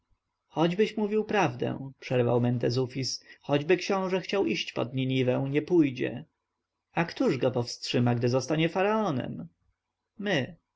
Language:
Polish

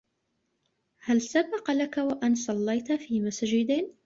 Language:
Arabic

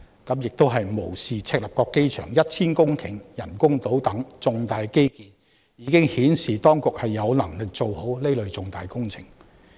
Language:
Cantonese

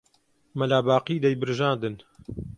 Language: Central Kurdish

